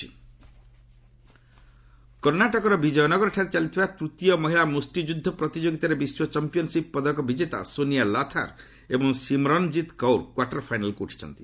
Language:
Odia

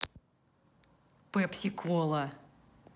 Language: Russian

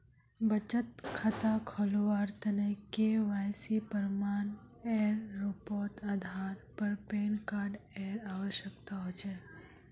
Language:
Magahi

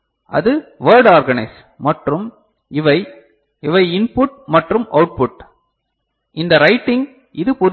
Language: Tamil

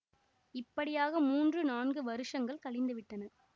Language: Tamil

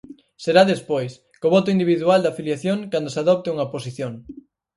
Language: Galician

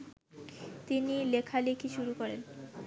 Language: Bangla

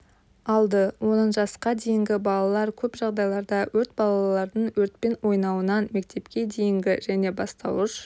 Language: Kazakh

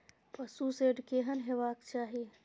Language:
Maithili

